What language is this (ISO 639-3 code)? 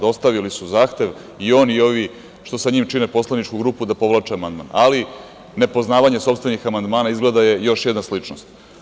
srp